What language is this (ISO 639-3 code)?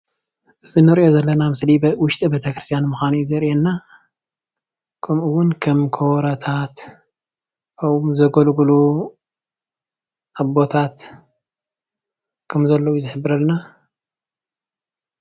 tir